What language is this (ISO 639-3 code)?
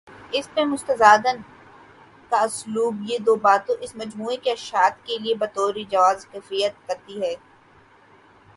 urd